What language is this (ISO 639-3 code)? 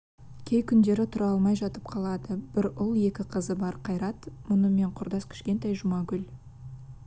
kaz